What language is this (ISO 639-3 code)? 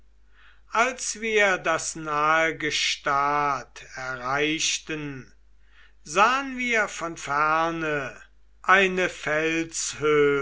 deu